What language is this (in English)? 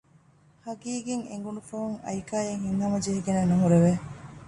Divehi